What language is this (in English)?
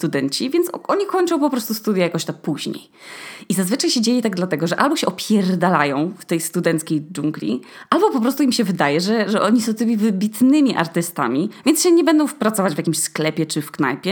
Polish